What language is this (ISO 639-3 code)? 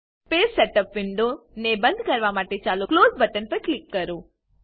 guj